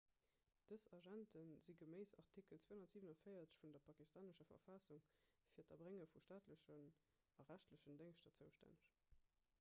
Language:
Luxembourgish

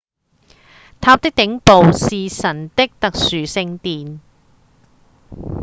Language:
Cantonese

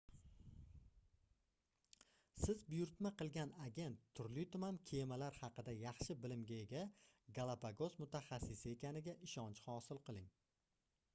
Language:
Uzbek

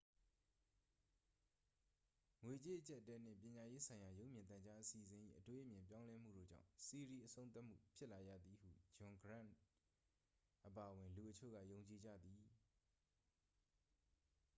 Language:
Burmese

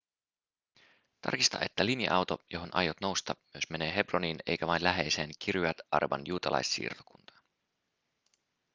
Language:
Finnish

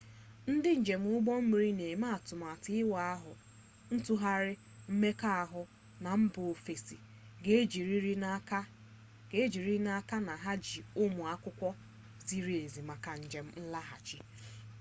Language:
Igbo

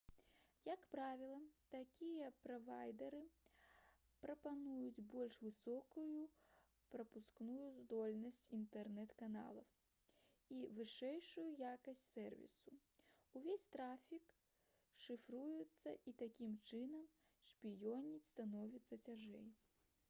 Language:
Belarusian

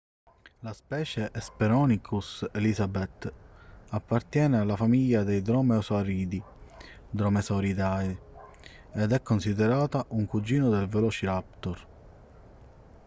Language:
Italian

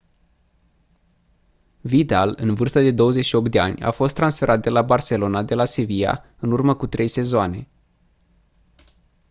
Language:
Romanian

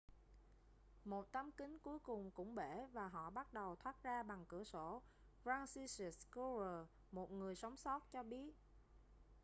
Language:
Vietnamese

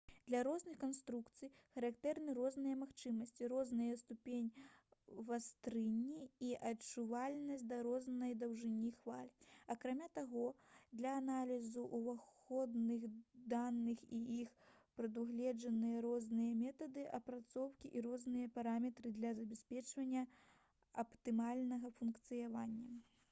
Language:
Belarusian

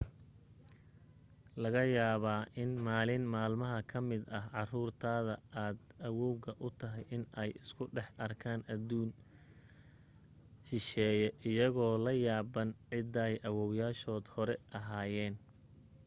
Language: Somali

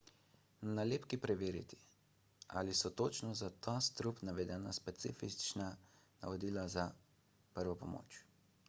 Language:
Slovenian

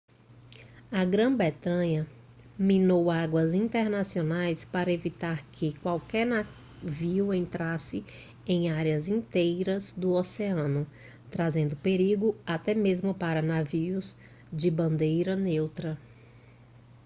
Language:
Portuguese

